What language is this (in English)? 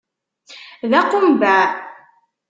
Kabyle